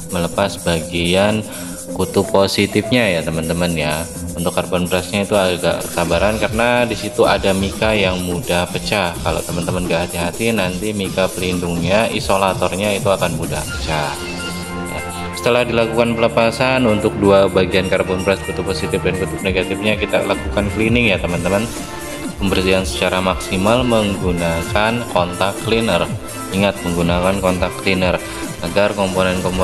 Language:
Indonesian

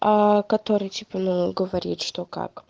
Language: Russian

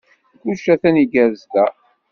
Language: Kabyle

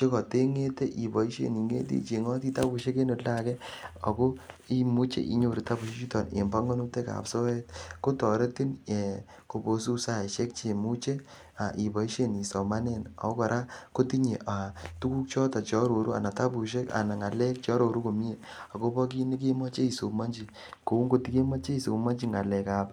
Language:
Kalenjin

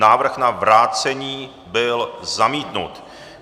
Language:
Czech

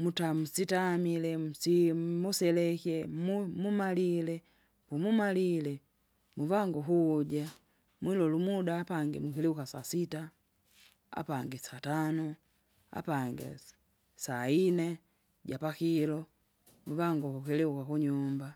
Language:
Kinga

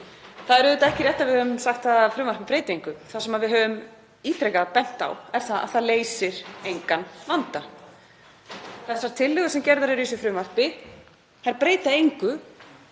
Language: Icelandic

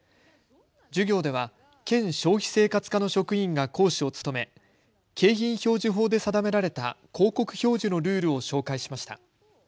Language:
Japanese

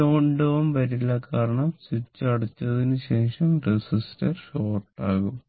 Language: Malayalam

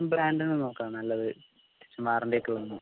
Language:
Malayalam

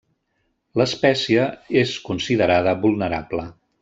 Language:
Catalan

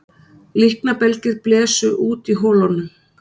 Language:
Icelandic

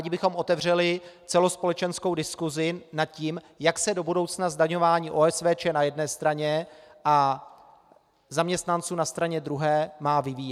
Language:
Czech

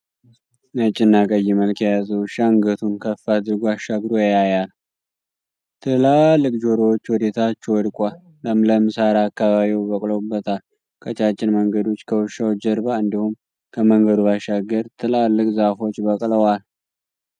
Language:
Amharic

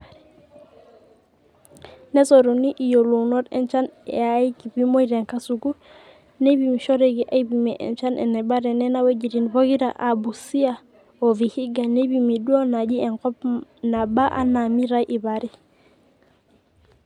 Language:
Masai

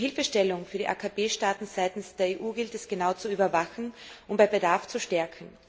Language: German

